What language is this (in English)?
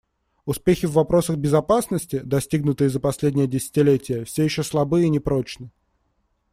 Russian